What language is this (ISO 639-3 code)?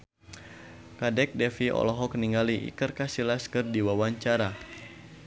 sun